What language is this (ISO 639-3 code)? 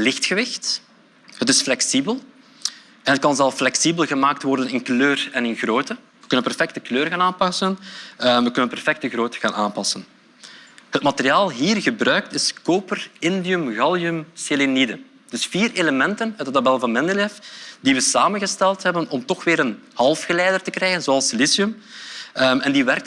nld